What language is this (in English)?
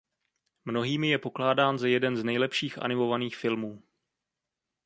Czech